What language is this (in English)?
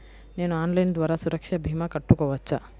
Telugu